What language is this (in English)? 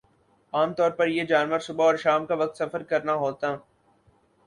Urdu